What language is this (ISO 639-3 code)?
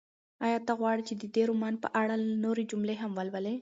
pus